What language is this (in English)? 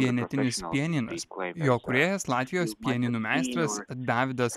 Lithuanian